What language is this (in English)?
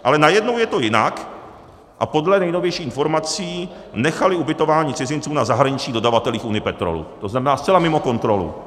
Czech